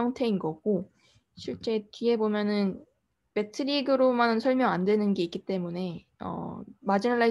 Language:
Korean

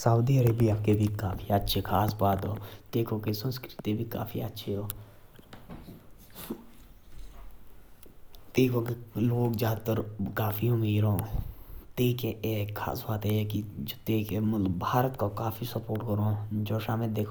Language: Jaunsari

